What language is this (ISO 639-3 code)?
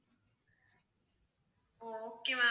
tam